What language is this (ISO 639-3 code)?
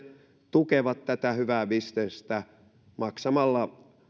fin